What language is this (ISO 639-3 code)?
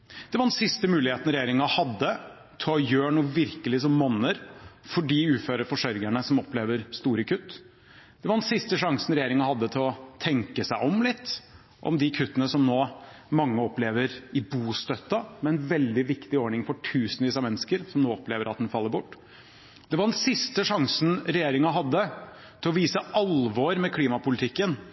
nob